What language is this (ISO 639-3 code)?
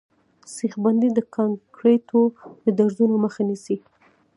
pus